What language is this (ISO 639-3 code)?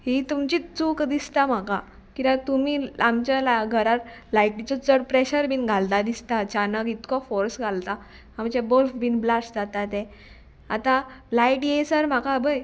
kok